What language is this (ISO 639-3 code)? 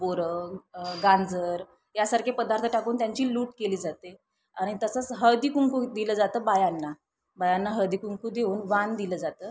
mar